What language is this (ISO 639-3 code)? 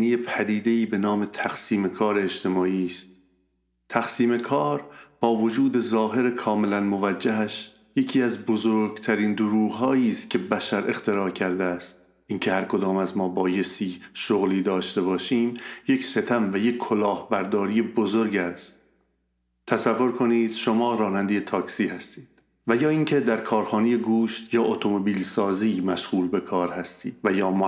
fas